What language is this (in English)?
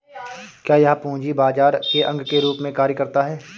Hindi